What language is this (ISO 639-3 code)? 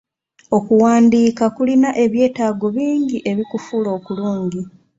lug